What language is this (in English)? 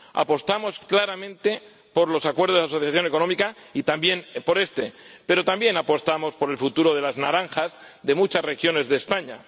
Spanish